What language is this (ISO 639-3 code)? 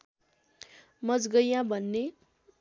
nep